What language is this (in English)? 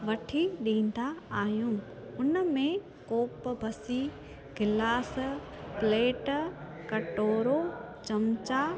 Sindhi